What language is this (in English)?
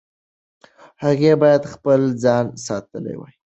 Pashto